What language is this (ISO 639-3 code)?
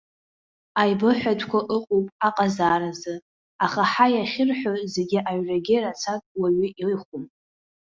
abk